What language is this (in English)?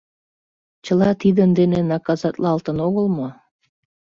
Mari